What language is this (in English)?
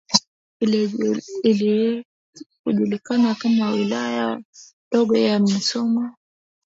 Swahili